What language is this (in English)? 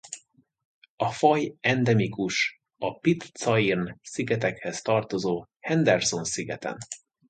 Hungarian